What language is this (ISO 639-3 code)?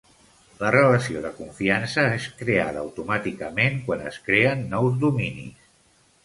cat